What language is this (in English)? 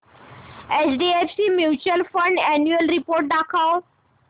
Marathi